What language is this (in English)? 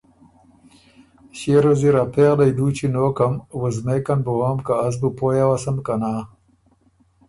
Ormuri